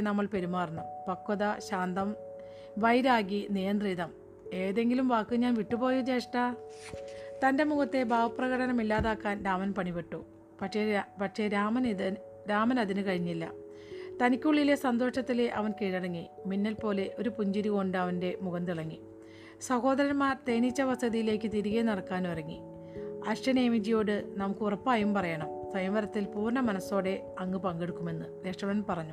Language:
Malayalam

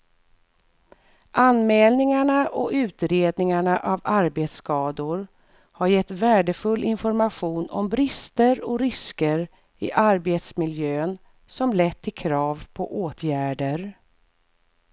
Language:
Swedish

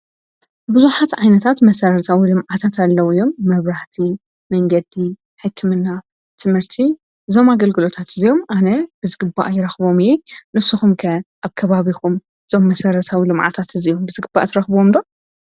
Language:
Tigrinya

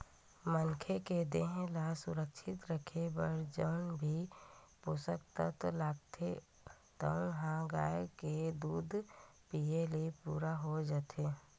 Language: Chhattisgarhi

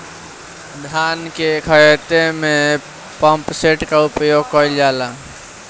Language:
Bhojpuri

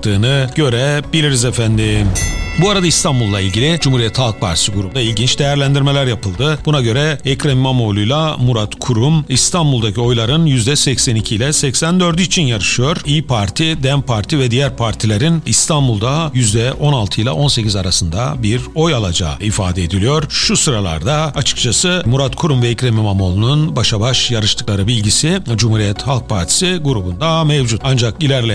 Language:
Turkish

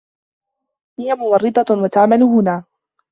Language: Arabic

